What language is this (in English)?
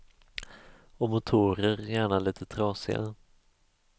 Swedish